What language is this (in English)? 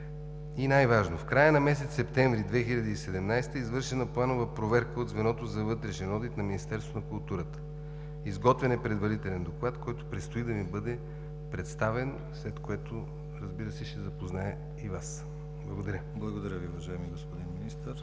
Bulgarian